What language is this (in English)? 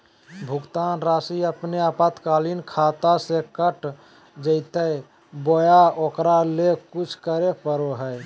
Magahi